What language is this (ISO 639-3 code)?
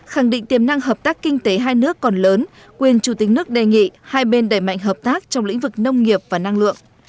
vie